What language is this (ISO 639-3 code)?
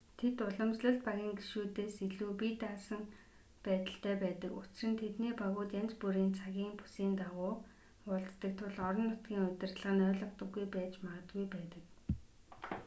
mon